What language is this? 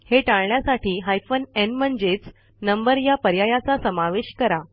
Marathi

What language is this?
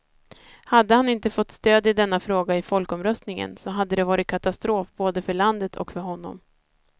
Swedish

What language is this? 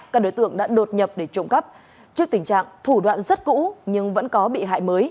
Vietnamese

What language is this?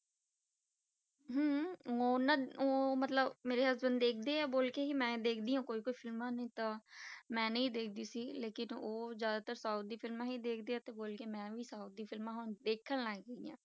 Punjabi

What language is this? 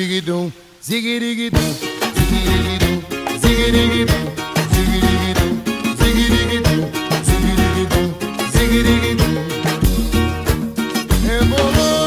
Indonesian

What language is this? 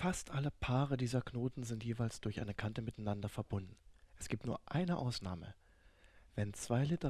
German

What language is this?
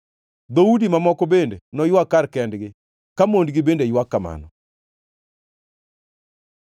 Luo (Kenya and Tanzania)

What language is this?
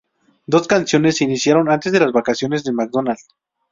Spanish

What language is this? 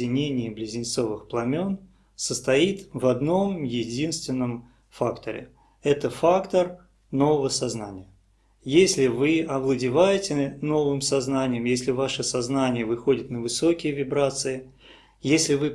Russian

